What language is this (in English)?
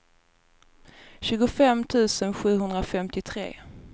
Swedish